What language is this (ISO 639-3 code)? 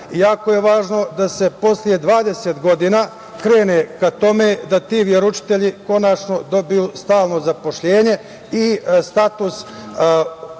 srp